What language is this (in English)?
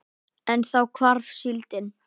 Icelandic